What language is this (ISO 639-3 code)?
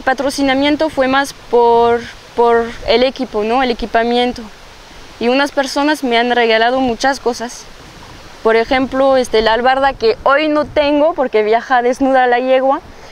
spa